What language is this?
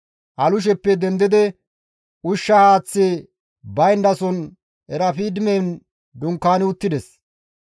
Gamo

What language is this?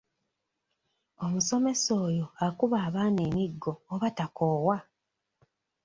Ganda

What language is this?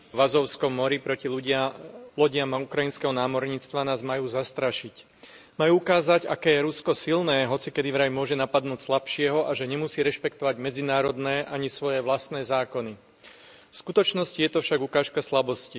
Slovak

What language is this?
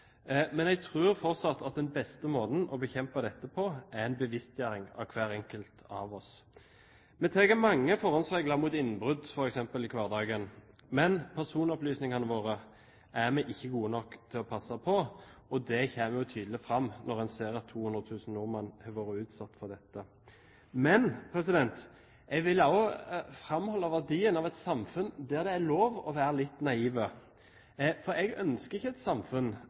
Norwegian Bokmål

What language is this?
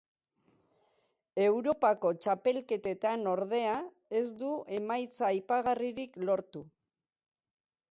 Basque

